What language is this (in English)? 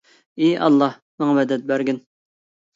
Uyghur